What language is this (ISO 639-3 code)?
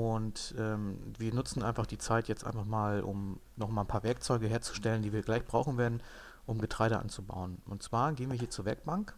deu